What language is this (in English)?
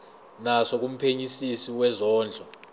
Zulu